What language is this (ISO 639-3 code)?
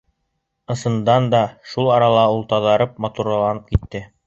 bak